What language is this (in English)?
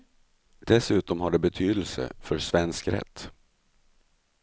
Swedish